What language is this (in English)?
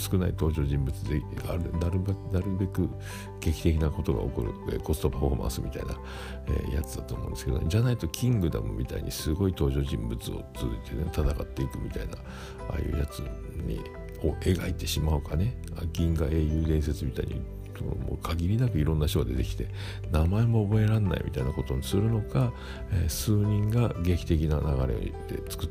Japanese